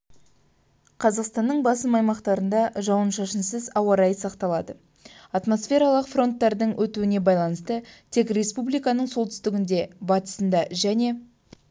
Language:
Kazakh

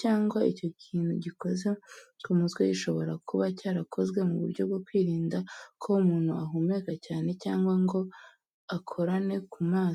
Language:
Kinyarwanda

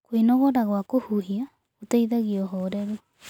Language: Kikuyu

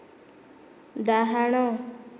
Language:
Odia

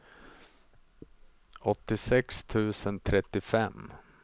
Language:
Swedish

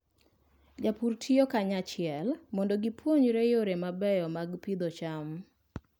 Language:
Luo (Kenya and Tanzania)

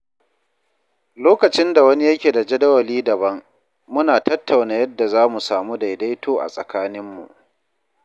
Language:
Hausa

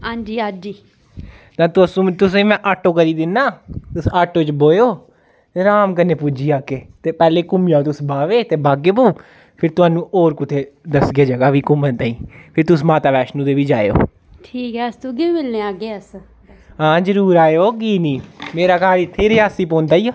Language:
Dogri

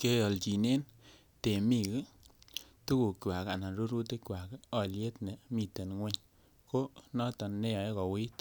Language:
Kalenjin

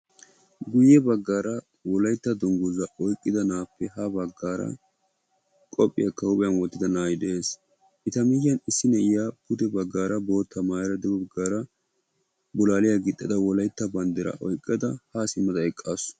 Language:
Wolaytta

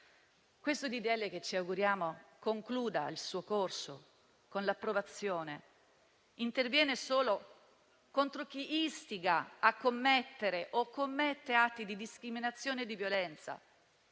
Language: Italian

